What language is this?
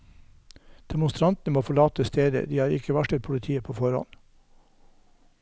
Norwegian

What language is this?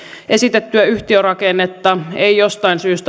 Finnish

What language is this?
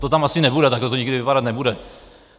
Czech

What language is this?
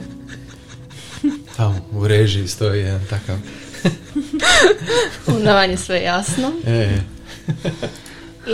Croatian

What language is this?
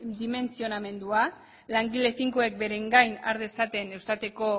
Basque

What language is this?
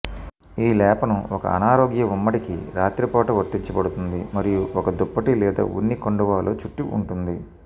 Telugu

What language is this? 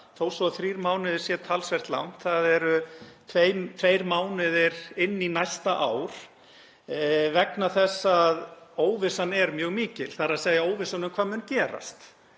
Icelandic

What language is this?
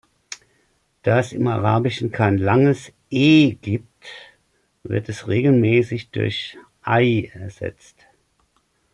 German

